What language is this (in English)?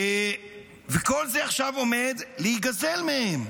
Hebrew